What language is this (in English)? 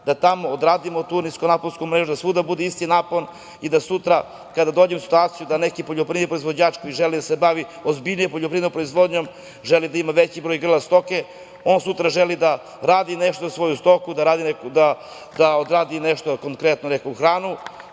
Serbian